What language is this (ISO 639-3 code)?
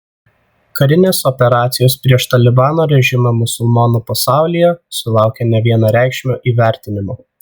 lit